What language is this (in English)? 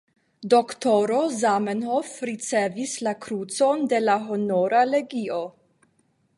Esperanto